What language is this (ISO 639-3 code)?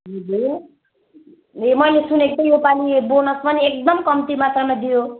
nep